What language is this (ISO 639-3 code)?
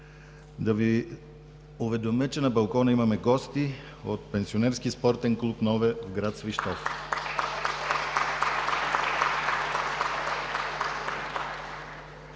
bul